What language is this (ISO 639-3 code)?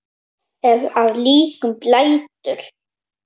isl